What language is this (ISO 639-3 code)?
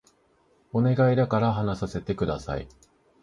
jpn